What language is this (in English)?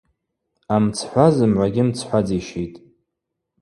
Abaza